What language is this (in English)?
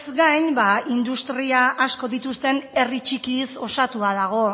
Basque